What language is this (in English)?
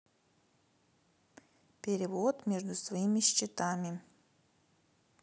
Russian